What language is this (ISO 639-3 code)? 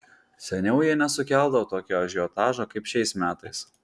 lit